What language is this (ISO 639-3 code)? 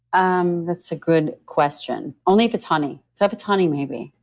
eng